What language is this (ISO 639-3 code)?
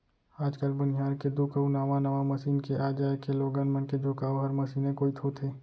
hne